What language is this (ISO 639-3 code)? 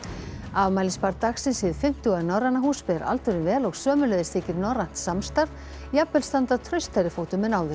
isl